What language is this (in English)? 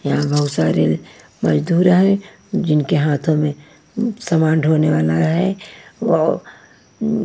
Hindi